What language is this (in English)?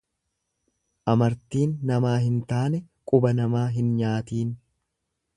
Oromo